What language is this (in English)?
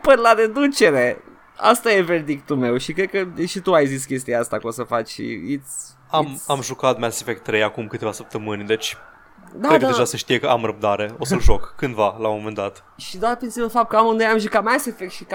Romanian